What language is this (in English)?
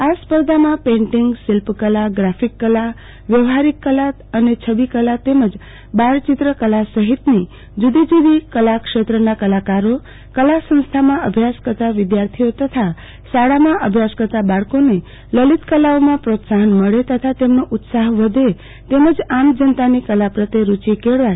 Gujarati